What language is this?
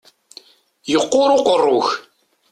Kabyle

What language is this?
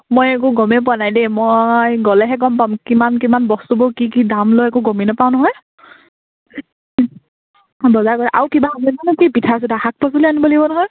Assamese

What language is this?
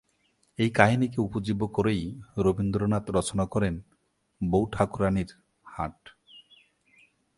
Bangla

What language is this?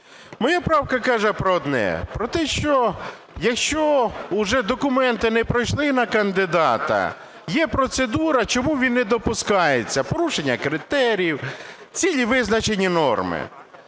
Ukrainian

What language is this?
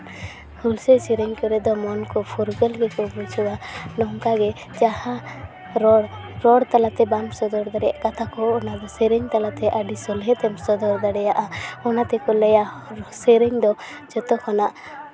Santali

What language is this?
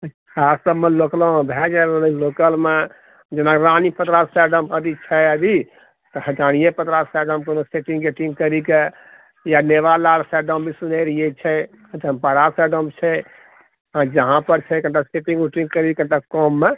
Maithili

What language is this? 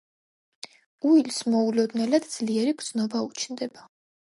Georgian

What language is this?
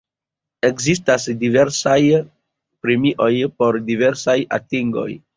Esperanto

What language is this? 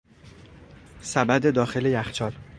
Persian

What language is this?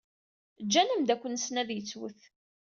Kabyle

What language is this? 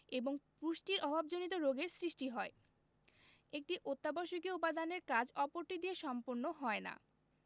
Bangla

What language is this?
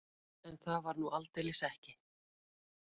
Icelandic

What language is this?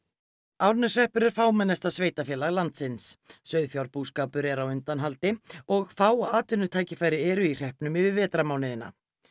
Icelandic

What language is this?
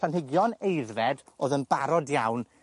Welsh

